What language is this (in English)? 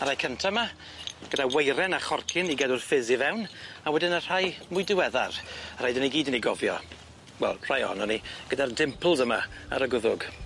Welsh